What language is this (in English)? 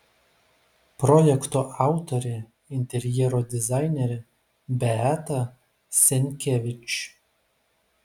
Lithuanian